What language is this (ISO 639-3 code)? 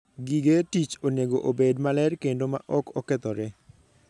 luo